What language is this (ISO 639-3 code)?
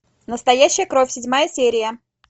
rus